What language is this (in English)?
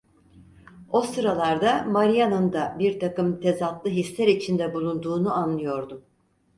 Turkish